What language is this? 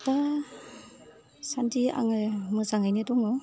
Bodo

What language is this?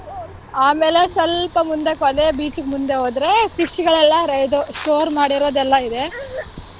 Kannada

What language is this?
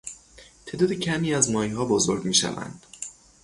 Persian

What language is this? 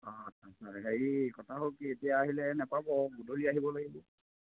Assamese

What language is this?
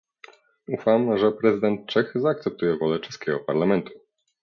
Polish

